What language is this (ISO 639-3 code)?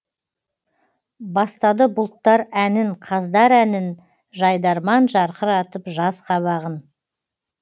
kaz